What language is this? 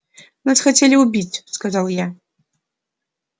Russian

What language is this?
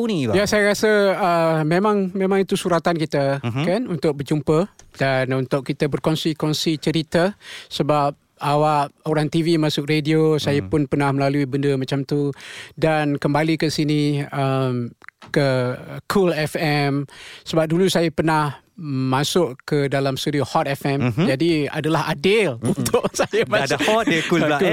Malay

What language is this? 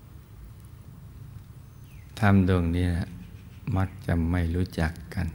Thai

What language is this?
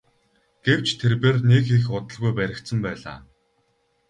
Mongolian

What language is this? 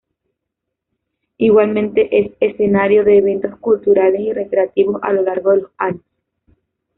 Spanish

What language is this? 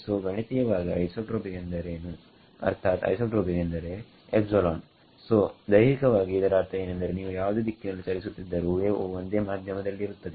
Kannada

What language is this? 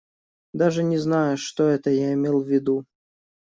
Russian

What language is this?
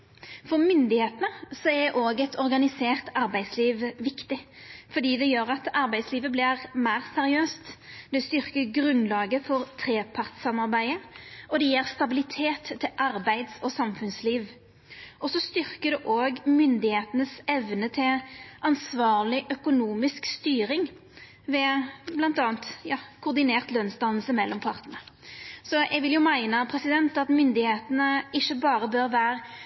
Norwegian Nynorsk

